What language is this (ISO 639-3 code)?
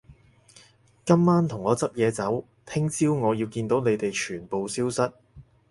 yue